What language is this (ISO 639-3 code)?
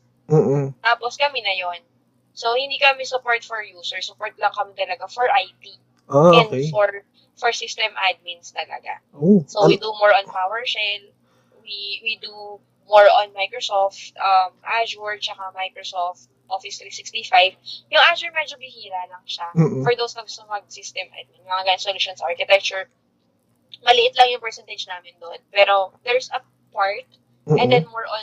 fil